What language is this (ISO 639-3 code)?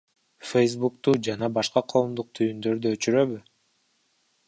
kir